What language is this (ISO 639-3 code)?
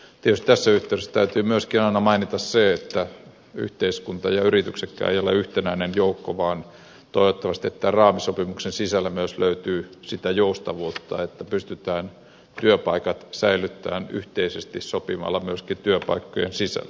fin